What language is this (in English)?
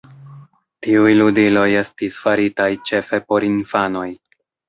Esperanto